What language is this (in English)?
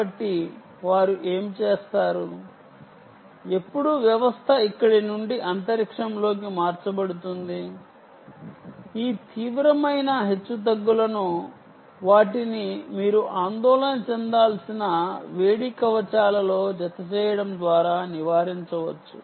Telugu